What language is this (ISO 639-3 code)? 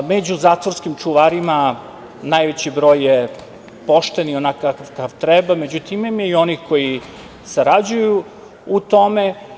srp